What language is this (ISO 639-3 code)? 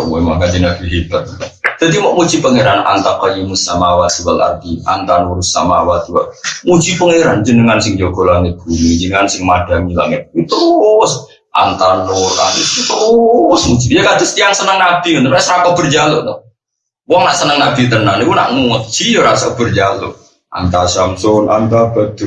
ind